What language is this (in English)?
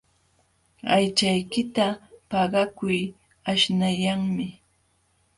Jauja Wanca Quechua